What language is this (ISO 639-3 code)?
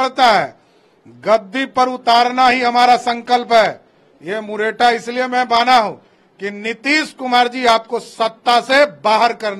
hin